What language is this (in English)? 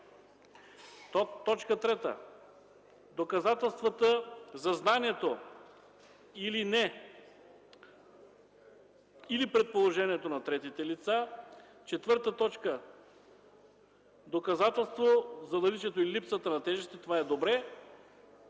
Bulgarian